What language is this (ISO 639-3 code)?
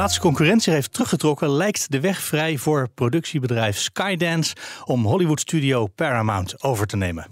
nld